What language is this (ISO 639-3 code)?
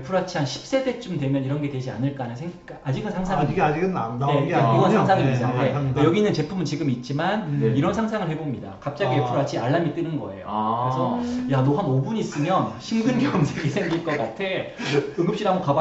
kor